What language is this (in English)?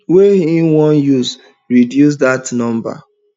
Nigerian Pidgin